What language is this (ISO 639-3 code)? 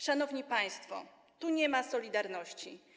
pol